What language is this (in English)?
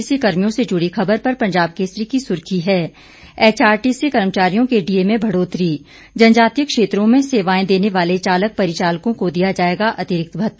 Hindi